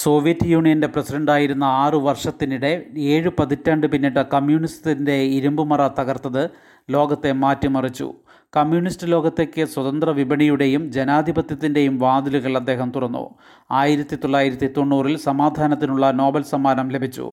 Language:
Malayalam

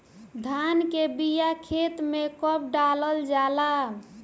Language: Bhojpuri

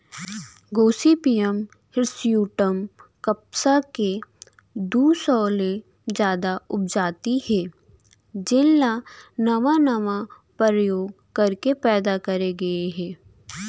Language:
Chhattisgarhi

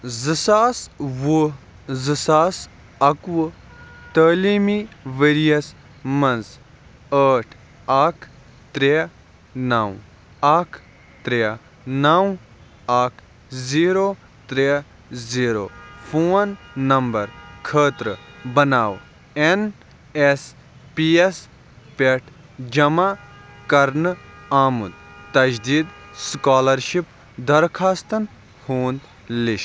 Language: Kashmiri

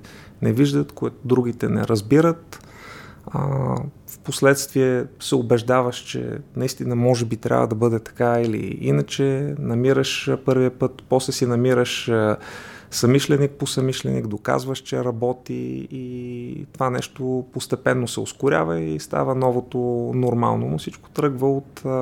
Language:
Bulgarian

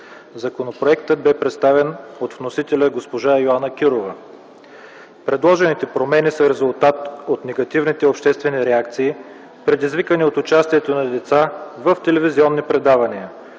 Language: Bulgarian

